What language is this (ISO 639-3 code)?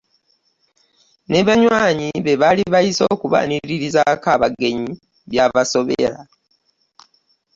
lug